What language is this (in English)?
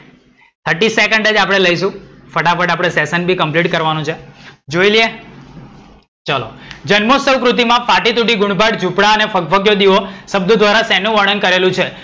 Gujarati